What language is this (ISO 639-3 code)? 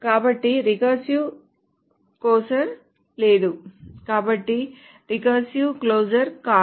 tel